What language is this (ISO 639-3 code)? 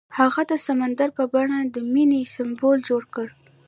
pus